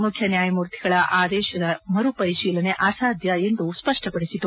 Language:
Kannada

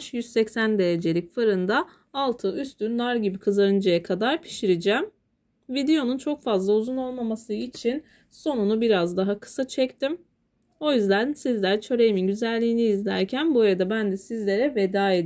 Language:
Turkish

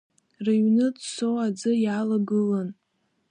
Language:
Abkhazian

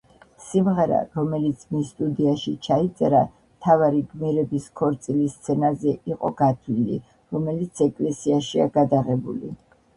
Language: Georgian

